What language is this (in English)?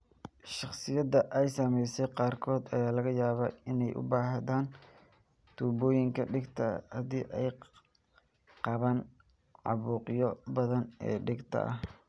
Somali